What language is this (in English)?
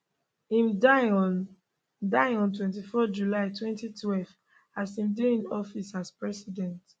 Nigerian Pidgin